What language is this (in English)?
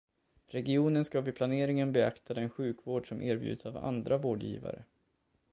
Swedish